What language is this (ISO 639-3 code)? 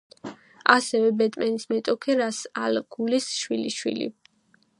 kat